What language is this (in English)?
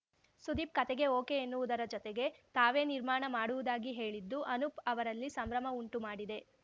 Kannada